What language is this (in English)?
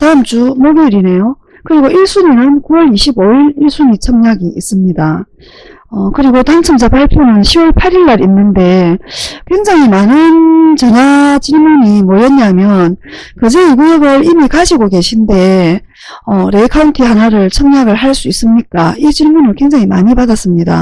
Korean